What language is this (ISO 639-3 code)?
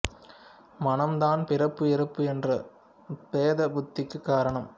tam